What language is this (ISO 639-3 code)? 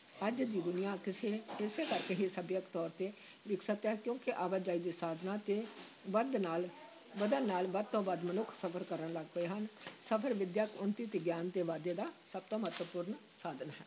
pan